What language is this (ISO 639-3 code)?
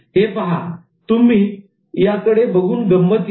mar